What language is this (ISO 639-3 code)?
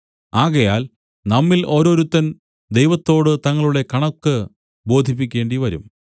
mal